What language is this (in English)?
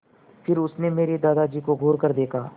Hindi